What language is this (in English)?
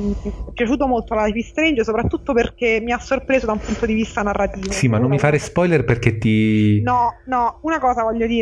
Italian